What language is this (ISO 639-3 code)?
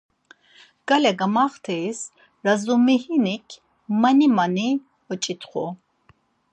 lzz